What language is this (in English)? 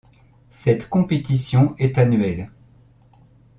French